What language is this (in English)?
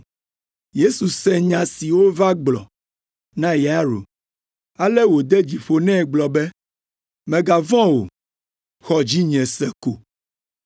Ewe